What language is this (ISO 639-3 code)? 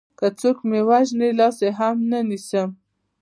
pus